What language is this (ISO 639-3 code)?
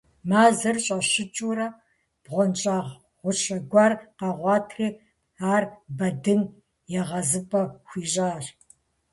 kbd